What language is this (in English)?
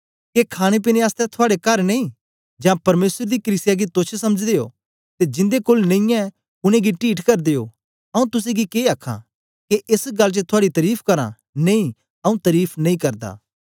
Dogri